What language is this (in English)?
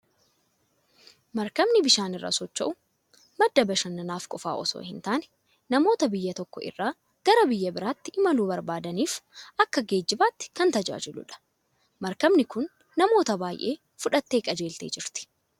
Oromo